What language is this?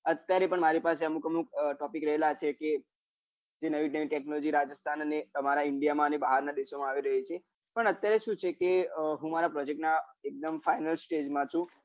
Gujarati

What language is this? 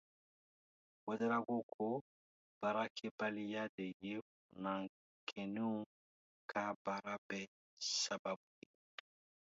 Dyula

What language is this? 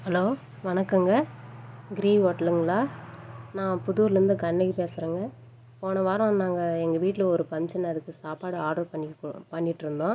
Tamil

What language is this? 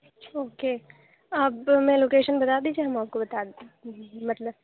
Urdu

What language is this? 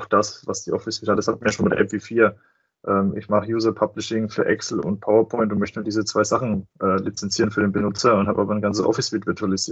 German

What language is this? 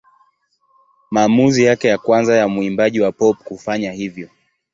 Swahili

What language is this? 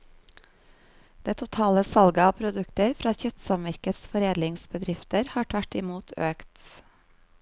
Norwegian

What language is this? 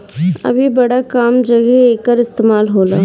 Bhojpuri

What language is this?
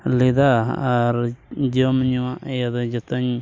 Santali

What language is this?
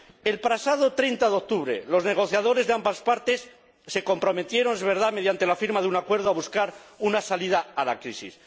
Spanish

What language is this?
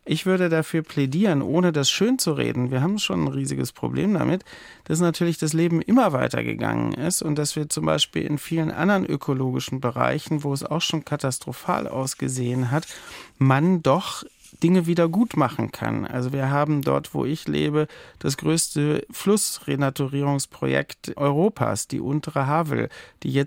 German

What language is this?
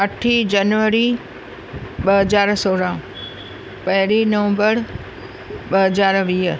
Sindhi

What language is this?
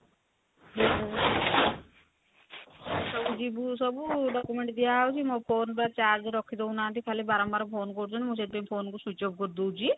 Odia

